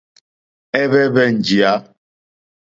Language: Mokpwe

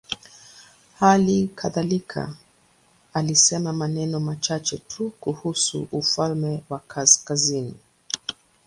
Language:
Swahili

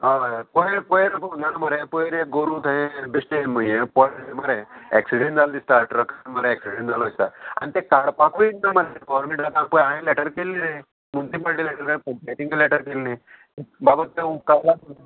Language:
Konkani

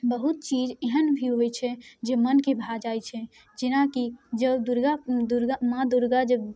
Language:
Maithili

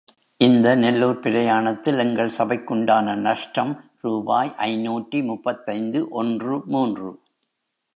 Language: Tamil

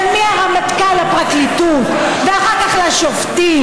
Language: Hebrew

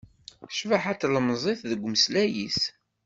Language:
Kabyle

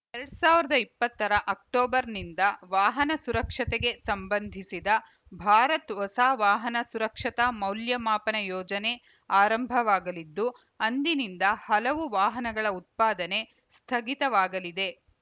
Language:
Kannada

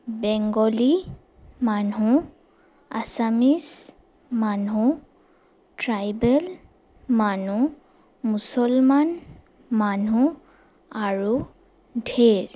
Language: Assamese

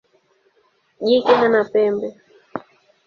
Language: Swahili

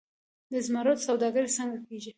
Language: Pashto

